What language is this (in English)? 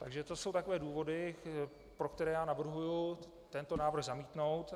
Czech